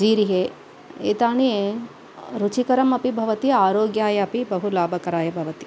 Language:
Sanskrit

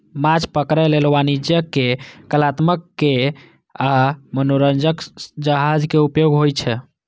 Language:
Maithili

